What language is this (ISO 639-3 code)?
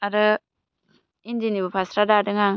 brx